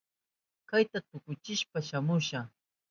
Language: Southern Pastaza Quechua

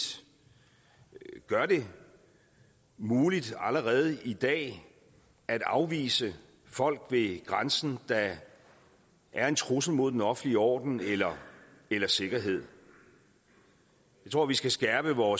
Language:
Danish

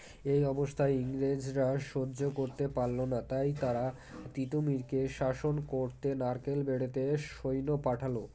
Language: Bangla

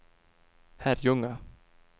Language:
Swedish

